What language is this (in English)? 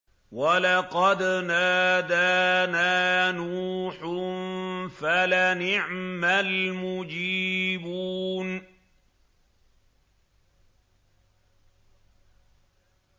Arabic